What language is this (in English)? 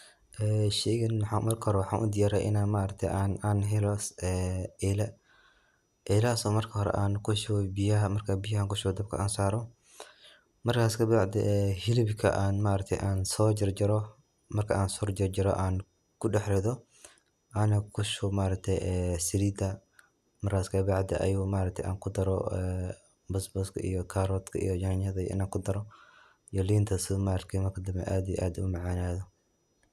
Somali